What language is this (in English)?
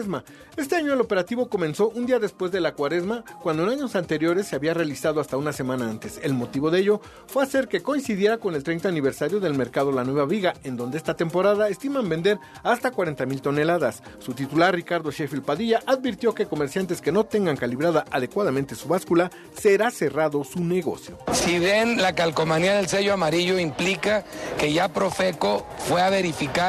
Spanish